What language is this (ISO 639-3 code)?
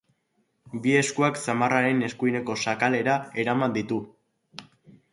eus